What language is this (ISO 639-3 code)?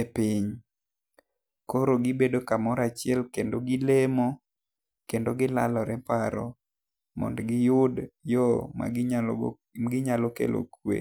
luo